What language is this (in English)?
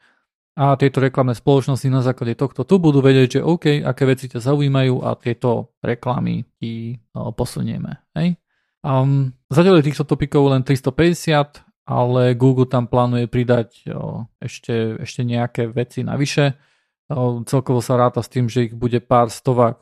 Slovak